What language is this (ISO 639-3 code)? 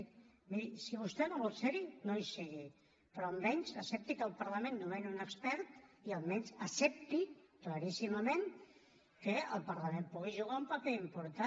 cat